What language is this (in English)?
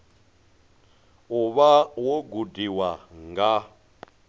Venda